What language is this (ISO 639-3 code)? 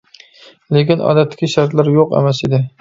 uig